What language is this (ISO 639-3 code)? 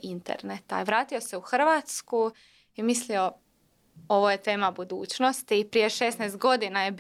hrv